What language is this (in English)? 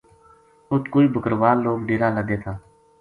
Gujari